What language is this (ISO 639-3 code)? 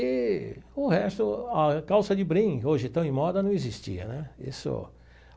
por